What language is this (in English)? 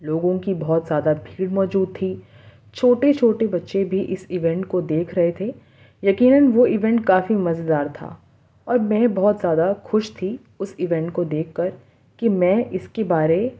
Urdu